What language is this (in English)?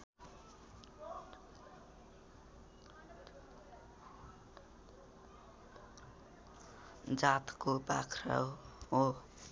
Nepali